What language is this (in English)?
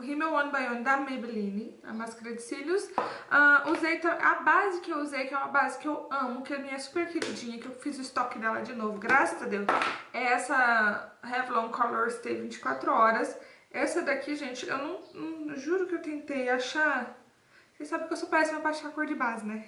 Portuguese